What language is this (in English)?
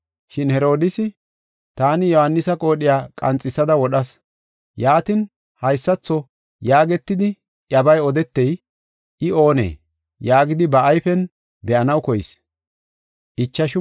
Gofa